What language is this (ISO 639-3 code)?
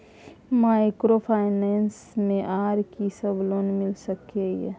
mai